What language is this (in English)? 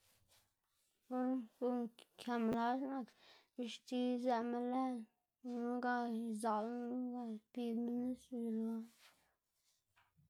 Xanaguía Zapotec